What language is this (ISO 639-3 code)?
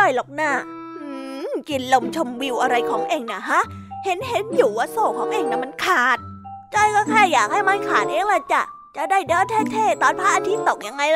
tha